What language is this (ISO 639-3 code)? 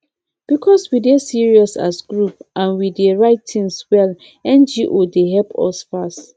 pcm